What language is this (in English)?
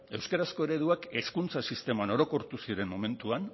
Basque